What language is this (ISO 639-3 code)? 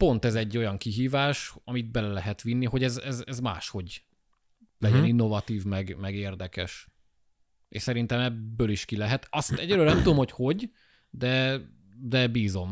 hun